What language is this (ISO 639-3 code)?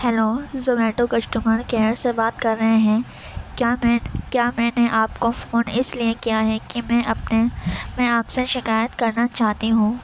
urd